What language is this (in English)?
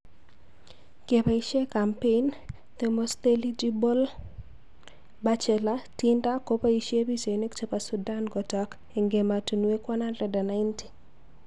Kalenjin